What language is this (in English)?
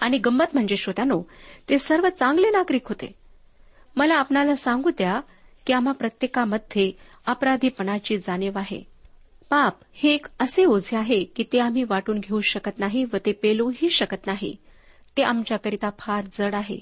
Marathi